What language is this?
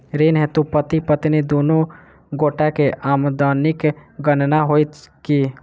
Maithili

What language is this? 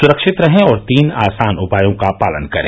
Hindi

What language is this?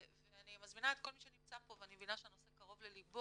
Hebrew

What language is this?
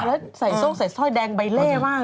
Thai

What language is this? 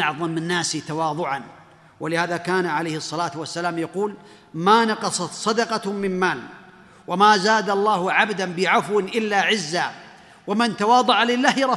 Arabic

